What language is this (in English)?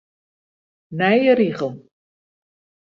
Western Frisian